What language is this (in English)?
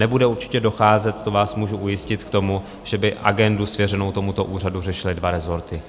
Czech